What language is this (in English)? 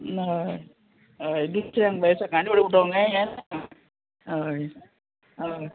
Konkani